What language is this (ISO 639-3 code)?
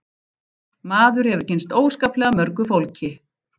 isl